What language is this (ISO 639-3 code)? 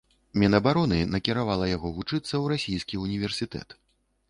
bel